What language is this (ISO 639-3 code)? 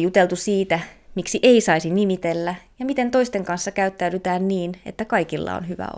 fin